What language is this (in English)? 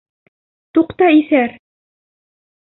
Bashkir